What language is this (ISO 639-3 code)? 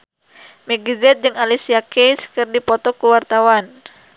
sun